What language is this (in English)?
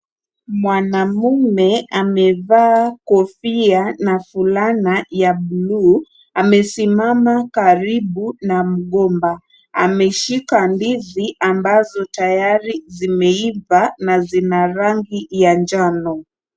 Swahili